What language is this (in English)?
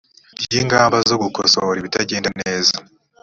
Kinyarwanda